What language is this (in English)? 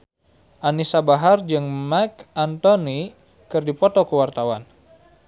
Sundanese